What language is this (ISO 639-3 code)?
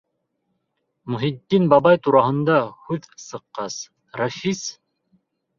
bak